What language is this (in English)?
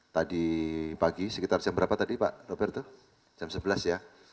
Indonesian